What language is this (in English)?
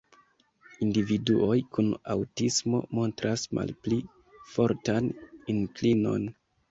Esperanto